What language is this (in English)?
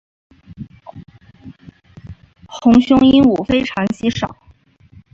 Chinese